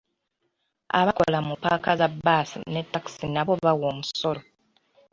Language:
Ganda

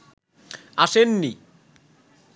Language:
Bangla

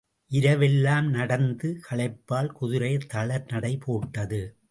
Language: Tamil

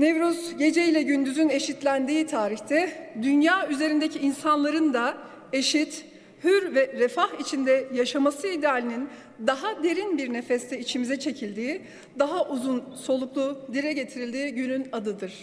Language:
Turkish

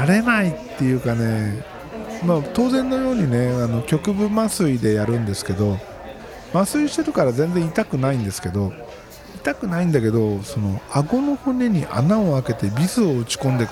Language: Japanese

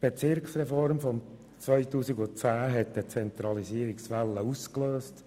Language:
Swiss German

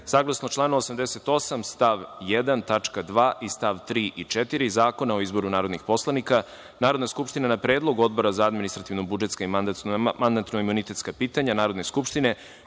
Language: Serbian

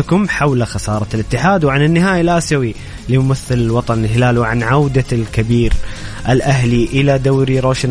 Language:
Arabic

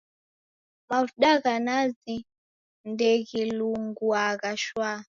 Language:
Taita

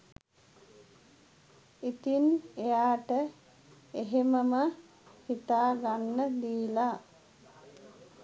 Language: Sinhala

